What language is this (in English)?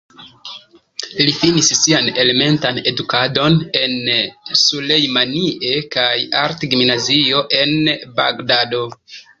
Esperanto